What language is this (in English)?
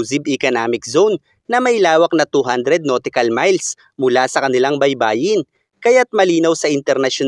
Filipino